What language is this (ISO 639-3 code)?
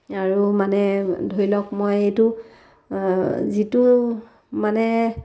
asm